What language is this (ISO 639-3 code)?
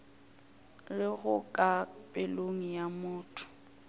nso